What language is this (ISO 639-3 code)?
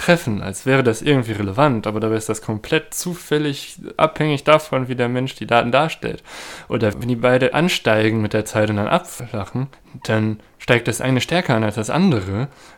deu